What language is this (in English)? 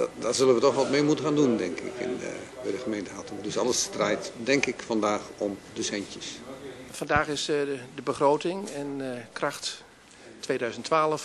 Dutch